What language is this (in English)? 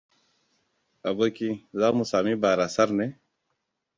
Hausa